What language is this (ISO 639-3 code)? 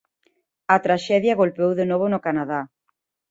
glg